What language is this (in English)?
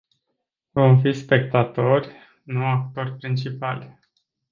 Romanian